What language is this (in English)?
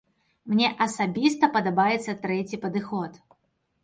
Belarusian